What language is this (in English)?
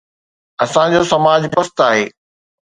Sindhi